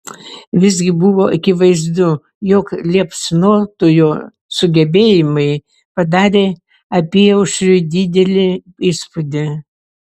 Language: Lithuanian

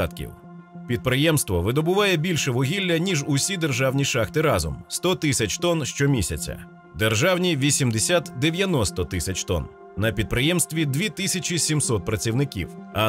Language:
Ukrainian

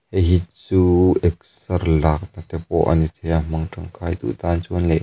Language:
Mizo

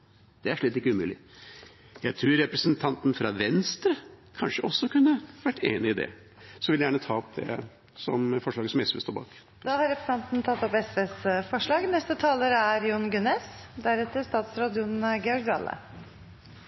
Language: Norwegian Bokmål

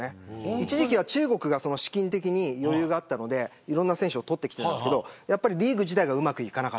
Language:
Japanese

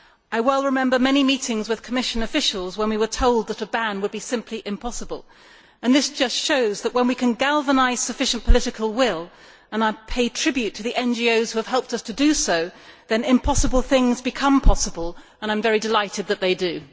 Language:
English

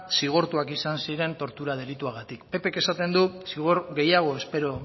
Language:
Basque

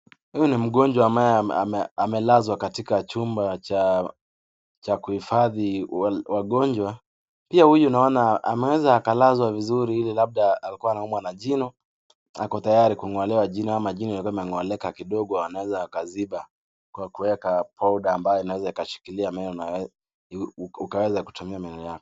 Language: Swahili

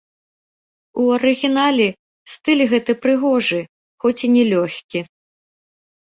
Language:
Belarusian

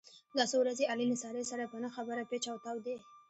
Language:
Pashto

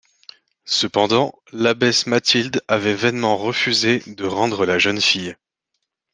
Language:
French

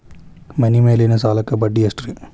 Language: Kannada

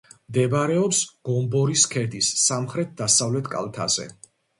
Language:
Georgian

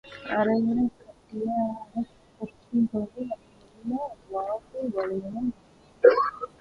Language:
Tamil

